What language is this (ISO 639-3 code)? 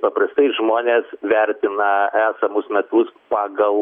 lit